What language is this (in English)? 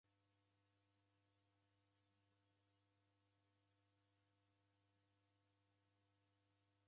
Taita